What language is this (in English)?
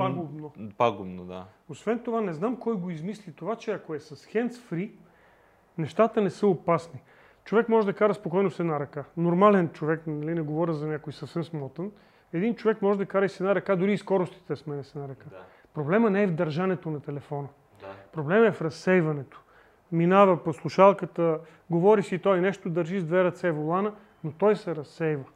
Bulgarian